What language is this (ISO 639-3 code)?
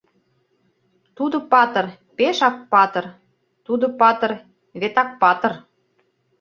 chm